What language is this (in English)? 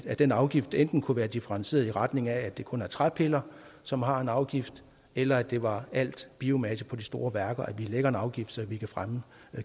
Danish